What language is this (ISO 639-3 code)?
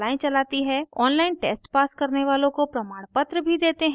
hin